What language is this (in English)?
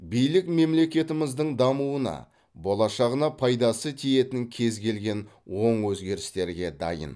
Kazakh